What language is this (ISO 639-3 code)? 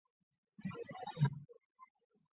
zho